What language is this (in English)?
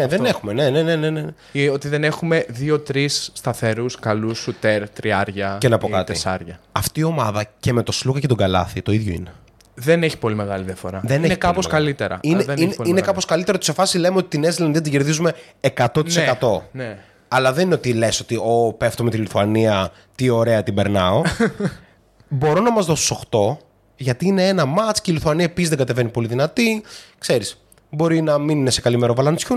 Greek